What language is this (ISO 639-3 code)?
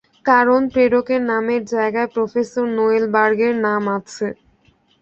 ben